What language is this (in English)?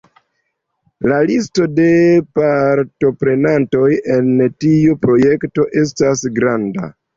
Esperanto